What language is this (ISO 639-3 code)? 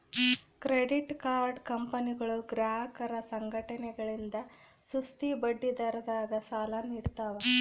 kan